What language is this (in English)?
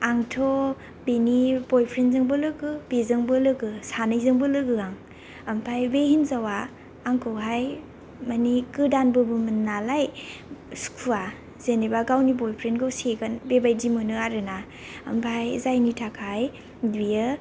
Bodo